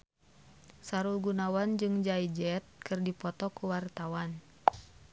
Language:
Sundanese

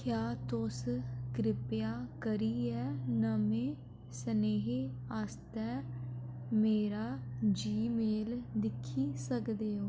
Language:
Dogri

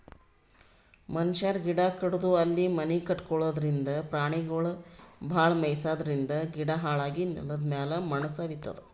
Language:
Kannada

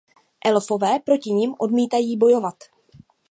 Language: Czech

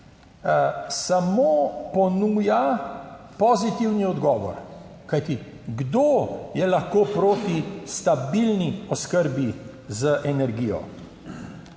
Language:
Slovenian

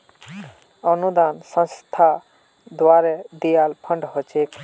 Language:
Magahi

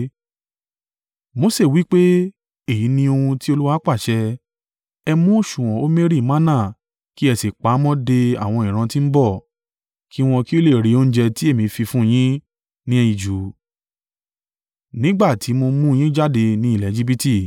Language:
Yoruba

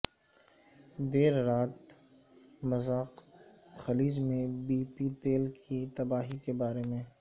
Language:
Urdu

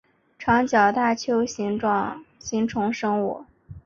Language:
Chinese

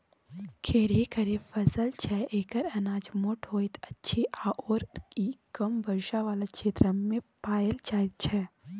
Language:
Maithili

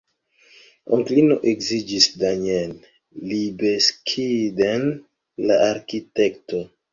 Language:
Esperanto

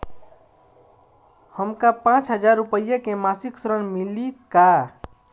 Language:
Bhojpuri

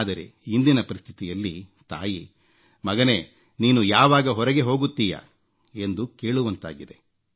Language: Kannada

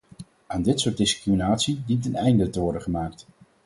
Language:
Dutch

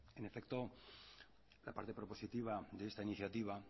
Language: Spanish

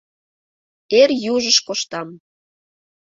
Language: Mari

